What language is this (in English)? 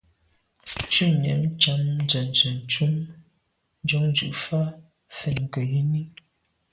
Medumba